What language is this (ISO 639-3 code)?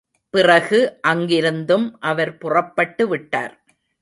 tam